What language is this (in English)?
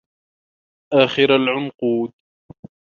Arabic